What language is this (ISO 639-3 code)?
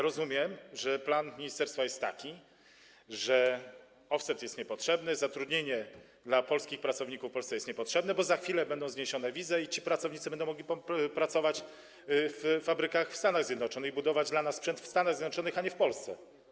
pol